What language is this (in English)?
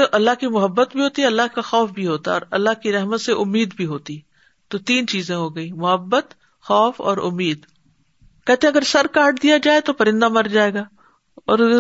Urdu